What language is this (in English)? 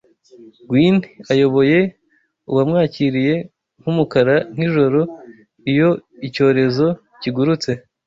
Kinyarwanda